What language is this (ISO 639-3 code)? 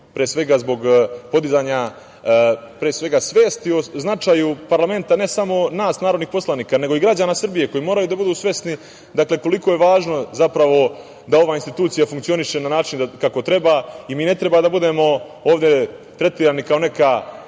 srp